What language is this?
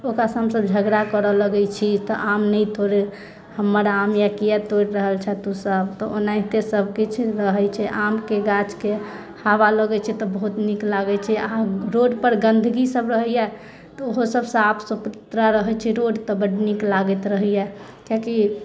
Maithili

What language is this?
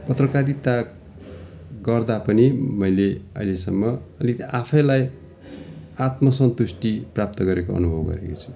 Nepali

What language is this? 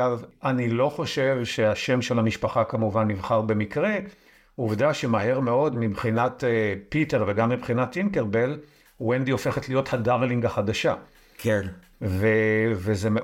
Hebrew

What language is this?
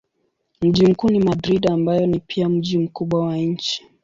Swahili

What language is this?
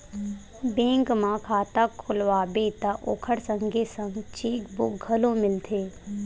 Chhattisgarhi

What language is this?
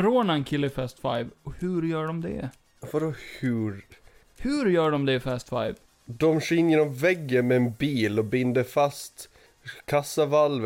Swedish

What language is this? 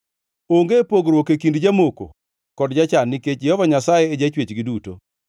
Luo (Kenya and Tanzania)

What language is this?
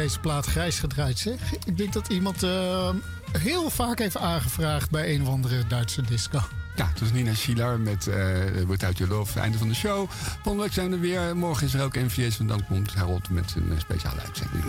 Dutch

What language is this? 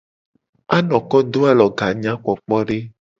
Gen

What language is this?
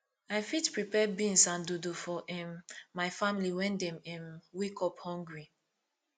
Nigerian Pidgin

